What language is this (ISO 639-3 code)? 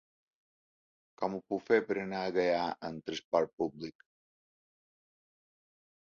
cat